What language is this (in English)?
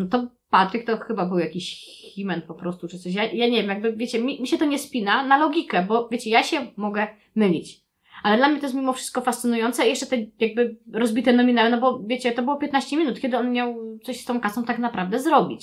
Polish